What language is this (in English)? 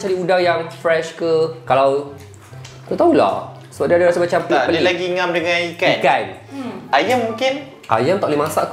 Malay